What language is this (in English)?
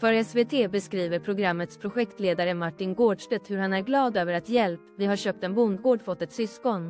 Swedish